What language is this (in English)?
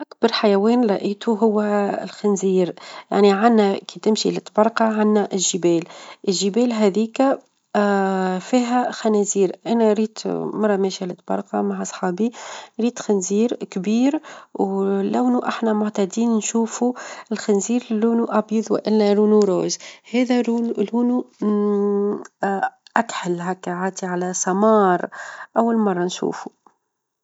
Tunisian Arabic